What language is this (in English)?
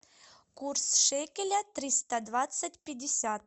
Russian